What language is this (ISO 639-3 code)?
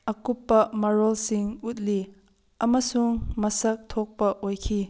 mni